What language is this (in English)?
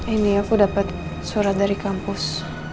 Indonesian